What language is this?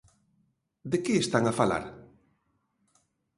Galician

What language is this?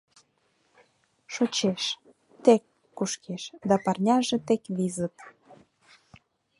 Mari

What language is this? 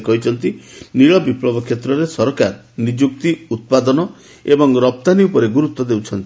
Odia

